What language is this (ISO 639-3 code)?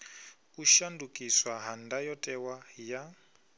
ven